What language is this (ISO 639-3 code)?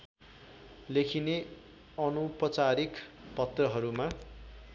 nep